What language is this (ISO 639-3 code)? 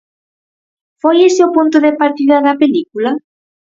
glg